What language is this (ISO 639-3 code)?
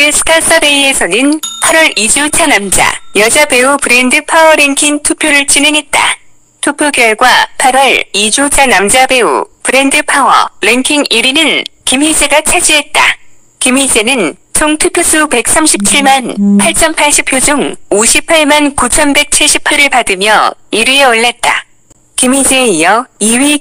kor